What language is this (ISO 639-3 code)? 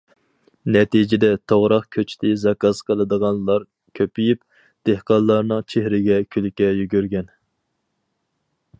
uig